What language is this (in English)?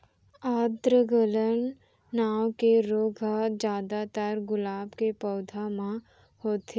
Chhattisgarhi